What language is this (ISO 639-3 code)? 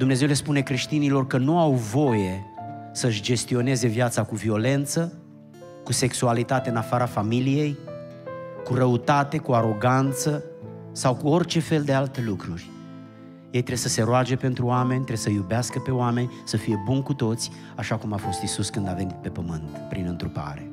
ron